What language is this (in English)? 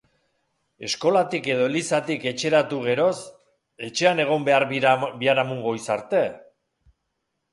Basque